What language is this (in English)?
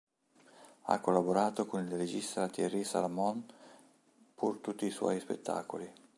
Italian